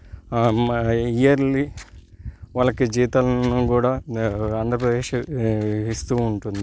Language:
Telugu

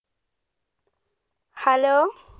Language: Malayalam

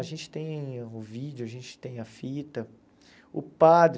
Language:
Portuguese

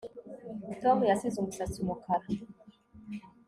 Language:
Kinyarwanda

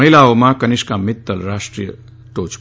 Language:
Gujarati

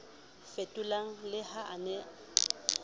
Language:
Southern Sotho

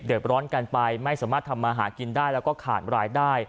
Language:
Thai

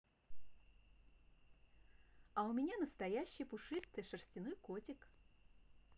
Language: Russian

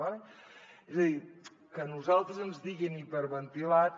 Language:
Catalan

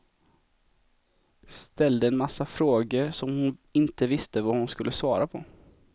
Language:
Swedish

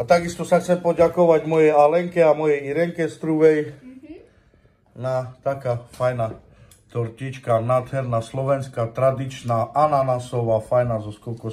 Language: Romanian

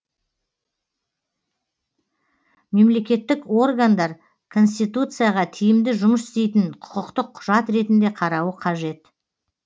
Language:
Kazakh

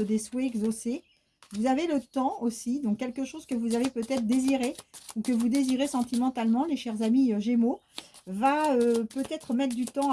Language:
French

